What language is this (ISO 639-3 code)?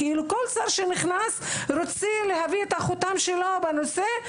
heb